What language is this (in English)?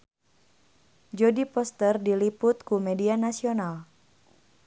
Sundanese